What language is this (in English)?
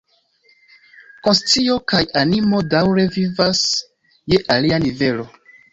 Esperanto